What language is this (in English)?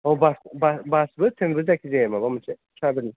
Bodo